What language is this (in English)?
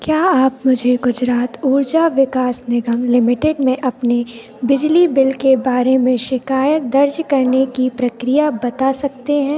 Hindi